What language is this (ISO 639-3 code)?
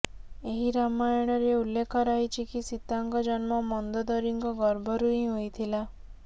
ori